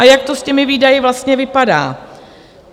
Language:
Czech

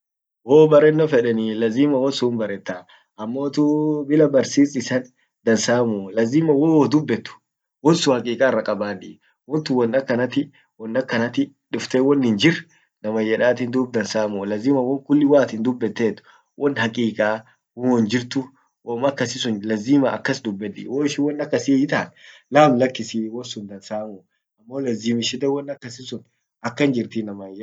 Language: Orma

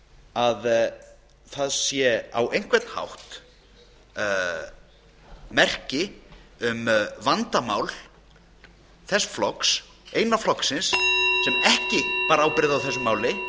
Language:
Icelandic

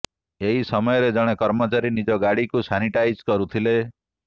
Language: Odia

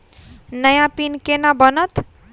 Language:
Maithili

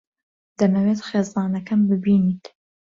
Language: Central Kurdish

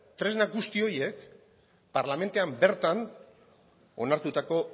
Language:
Basque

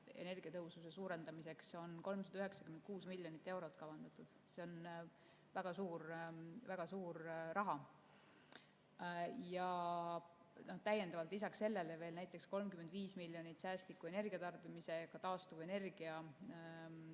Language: Estonian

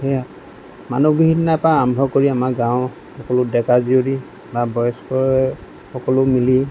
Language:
Assamese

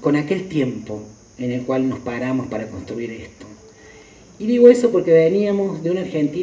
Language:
Spanish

